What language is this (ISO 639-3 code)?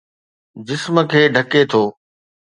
snd